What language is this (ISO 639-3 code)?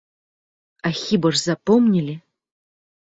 bel